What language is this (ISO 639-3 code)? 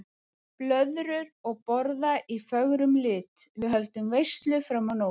isl